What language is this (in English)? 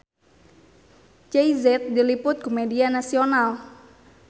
Sundanese